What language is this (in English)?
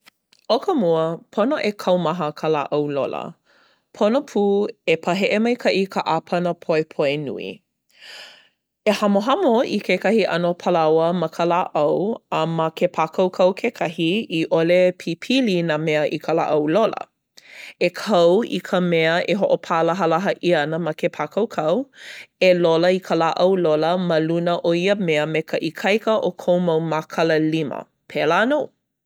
Hawaiian